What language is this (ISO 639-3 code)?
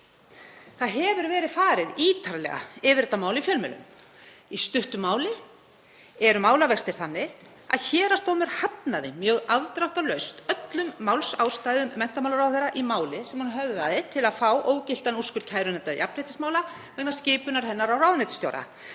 isl